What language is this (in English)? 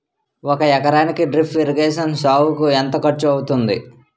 Telugu